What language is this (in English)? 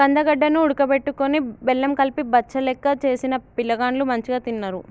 Telugu